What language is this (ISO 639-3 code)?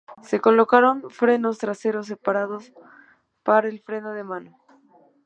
spa